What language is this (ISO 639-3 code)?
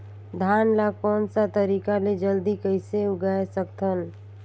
hne